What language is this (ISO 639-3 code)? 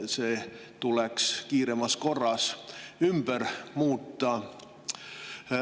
est